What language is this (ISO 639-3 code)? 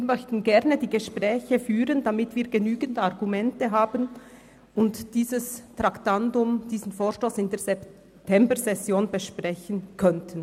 gsw